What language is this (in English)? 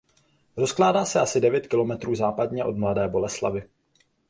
Czech